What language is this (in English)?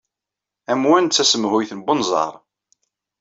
Kabyle